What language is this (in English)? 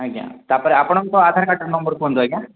Odia